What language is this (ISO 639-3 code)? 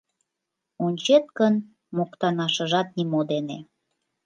chm